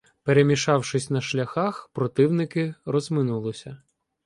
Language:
Ukrainian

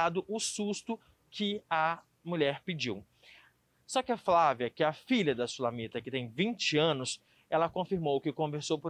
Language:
Portuguese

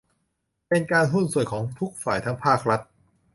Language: Thai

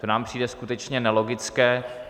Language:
Czech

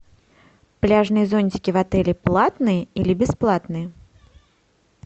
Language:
Russian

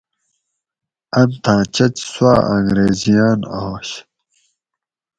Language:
Gawri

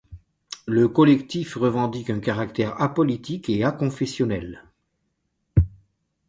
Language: French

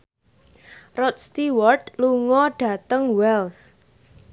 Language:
Javanese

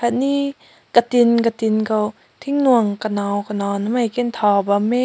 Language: Rongmei Naga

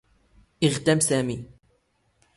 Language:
Standard Moroccan Tamazight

